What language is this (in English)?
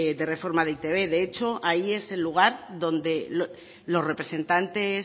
Spanish